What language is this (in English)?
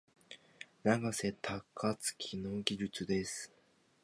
Japanese